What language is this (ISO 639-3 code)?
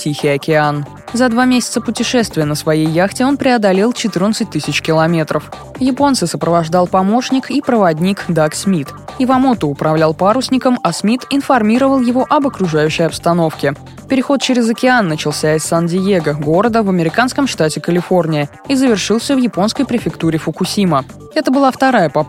rus